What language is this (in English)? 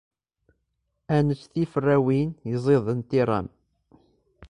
Kabyle